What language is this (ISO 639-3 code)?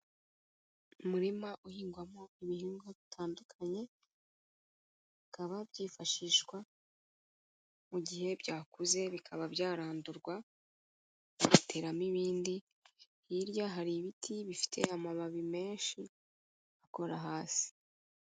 kin